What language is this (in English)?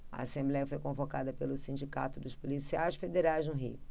Portuguese